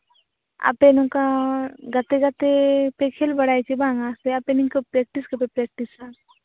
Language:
Santali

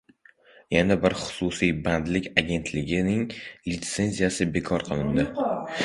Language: Uzbek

